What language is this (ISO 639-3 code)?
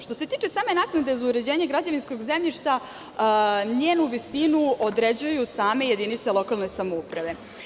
srp